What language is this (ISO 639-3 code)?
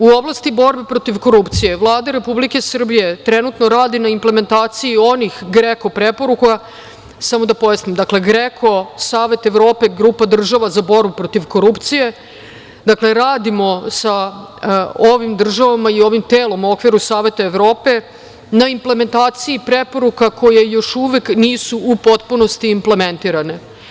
srp